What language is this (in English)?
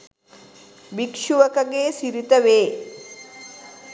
Sinhala